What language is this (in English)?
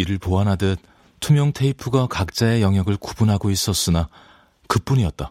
Korean